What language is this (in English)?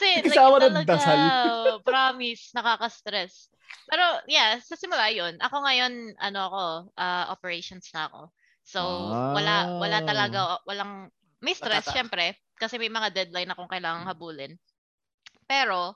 Filipino